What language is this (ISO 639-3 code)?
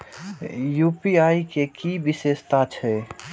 mai